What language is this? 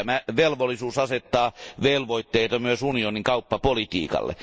Finnish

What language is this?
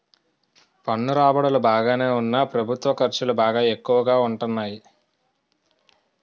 Telugu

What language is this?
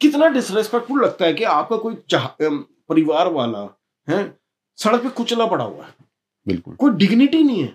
Hindi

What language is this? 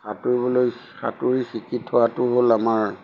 Assamese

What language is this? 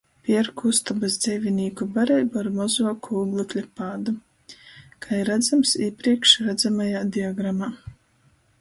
Latgalian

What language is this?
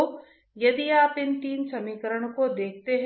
Hindi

